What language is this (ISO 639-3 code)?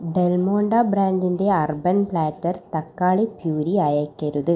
mal